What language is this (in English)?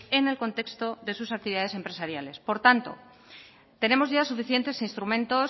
Spanish